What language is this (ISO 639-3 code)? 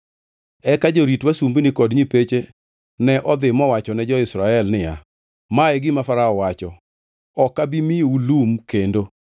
luo